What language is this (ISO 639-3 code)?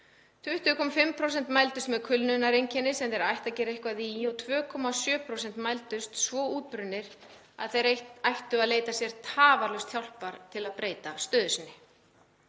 isl